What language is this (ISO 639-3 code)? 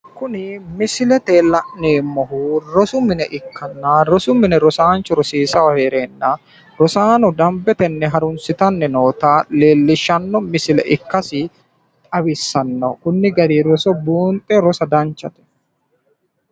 sid